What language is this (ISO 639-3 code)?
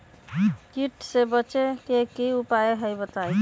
mag